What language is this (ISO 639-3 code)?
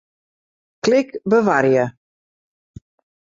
fry